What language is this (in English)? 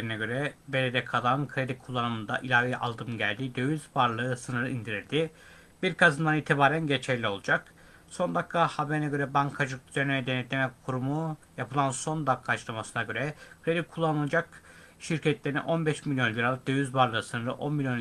Turkish